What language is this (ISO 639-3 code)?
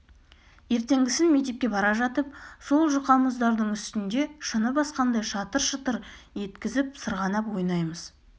kaz